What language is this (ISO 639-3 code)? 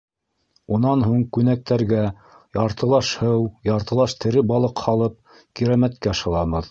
bak